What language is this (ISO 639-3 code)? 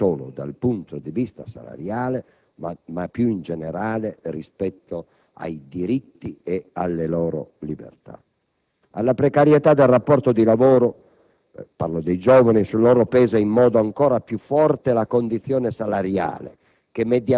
ita